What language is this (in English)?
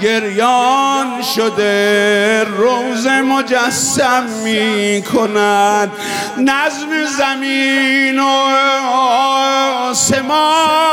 Persian